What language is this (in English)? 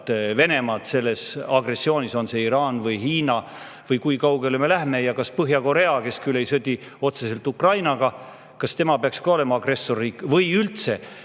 Estonian